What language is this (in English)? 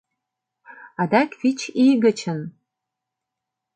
Mari